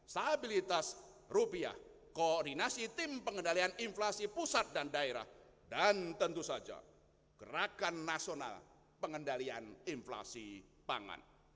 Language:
Indonesian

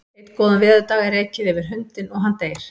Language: Icelandic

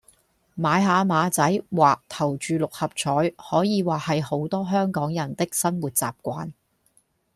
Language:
Cantonese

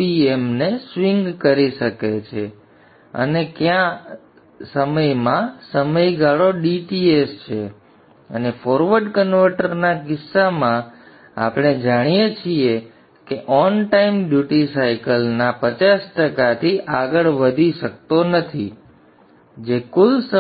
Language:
Gujarati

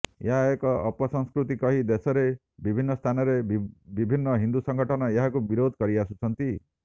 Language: Odia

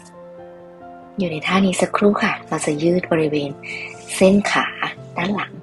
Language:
Thai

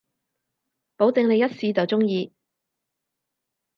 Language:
Cantonese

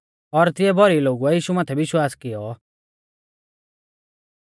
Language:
Mahasu Pahari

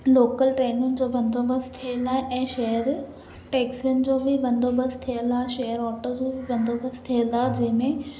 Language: Sindhi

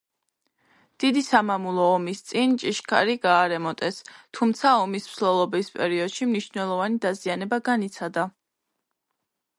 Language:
Georgian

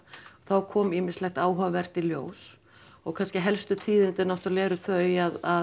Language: Icelandic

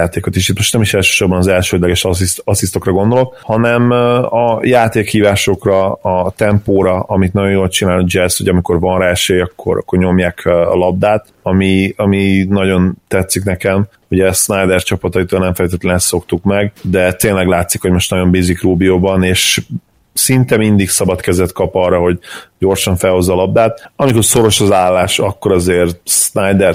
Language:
Hungarian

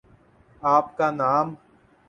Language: Urdu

